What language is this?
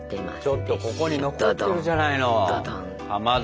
Japanese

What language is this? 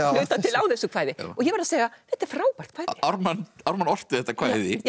Icelandic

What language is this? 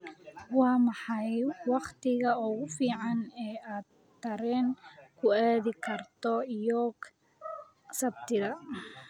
Somali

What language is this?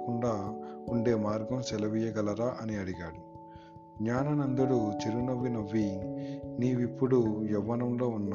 Telugu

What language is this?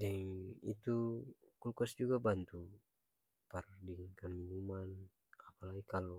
Ambonese Malay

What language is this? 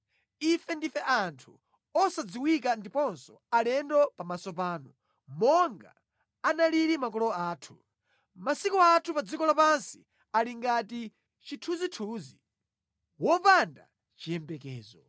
Nyanja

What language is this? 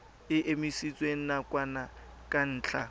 Tswana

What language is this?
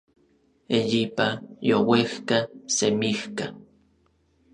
Orizaba Nahuatl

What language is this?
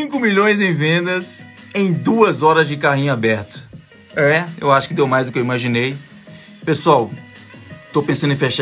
Portuguese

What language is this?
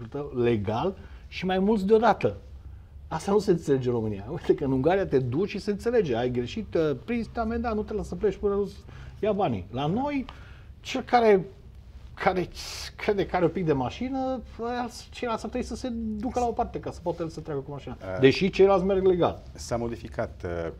Romanian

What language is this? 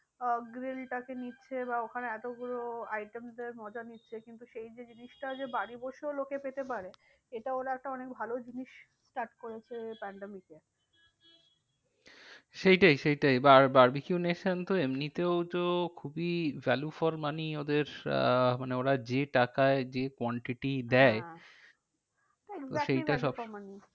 Bangla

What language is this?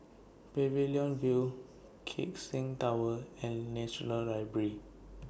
English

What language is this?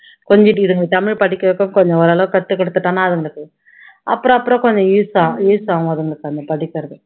Tamil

